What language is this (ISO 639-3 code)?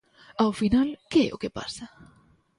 glg